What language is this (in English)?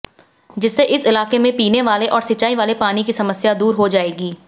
Hindi